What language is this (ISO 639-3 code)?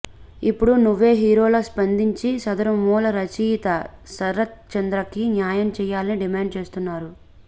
tel